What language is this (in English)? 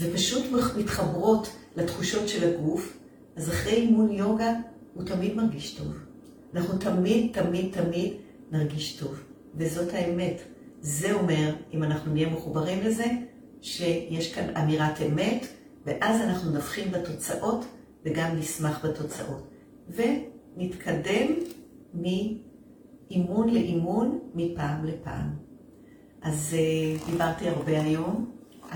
Hebrew